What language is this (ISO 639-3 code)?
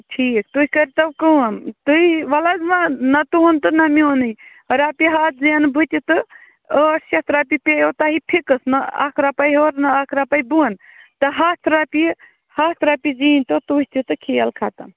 kas